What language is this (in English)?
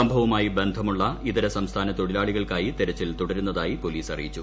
Malayalam